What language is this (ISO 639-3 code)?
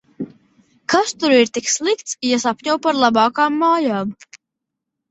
lav